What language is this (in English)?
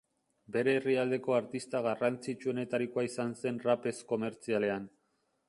Basque